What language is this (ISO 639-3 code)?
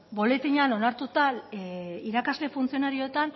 eus